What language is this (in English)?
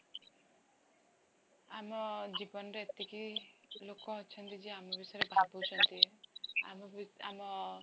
Odia